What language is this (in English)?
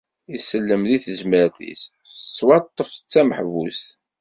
Kabyle